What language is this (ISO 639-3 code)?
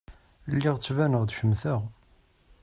kab